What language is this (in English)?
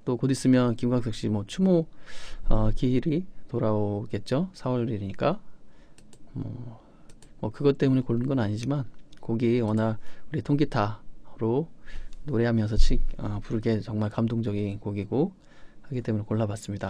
Korean